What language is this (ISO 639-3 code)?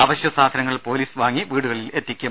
mal